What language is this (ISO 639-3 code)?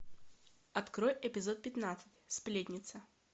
rus